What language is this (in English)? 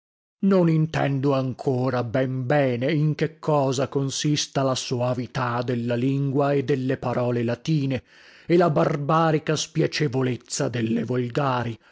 Italian